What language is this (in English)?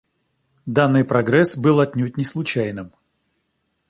Russian